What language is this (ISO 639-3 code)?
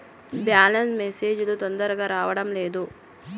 tel